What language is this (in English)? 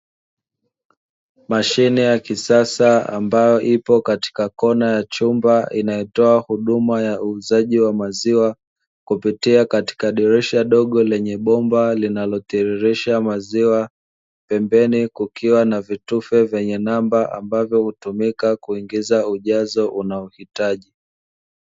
Swahili